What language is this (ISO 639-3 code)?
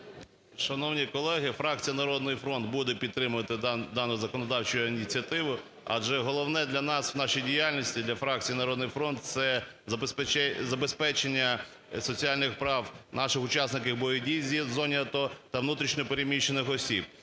ukr